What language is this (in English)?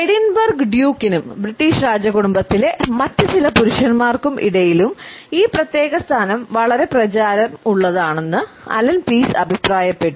Malayalam